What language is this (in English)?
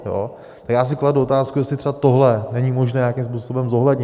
Czech